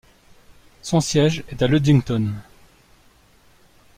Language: French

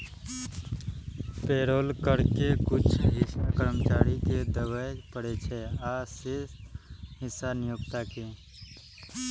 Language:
Maithili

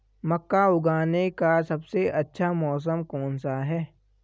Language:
Hindi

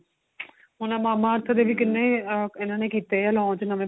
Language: Punjabi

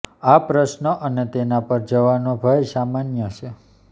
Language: Gujarati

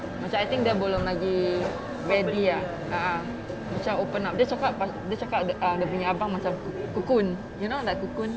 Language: English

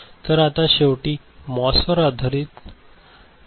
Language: Marathi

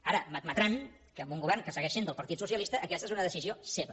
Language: Catalan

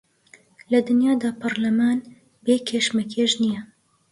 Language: Central Kurdish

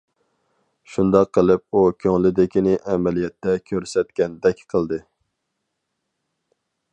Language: Uyghur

